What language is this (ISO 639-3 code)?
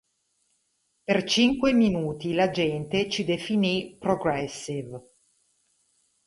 ita